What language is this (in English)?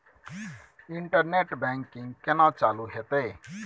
Maithili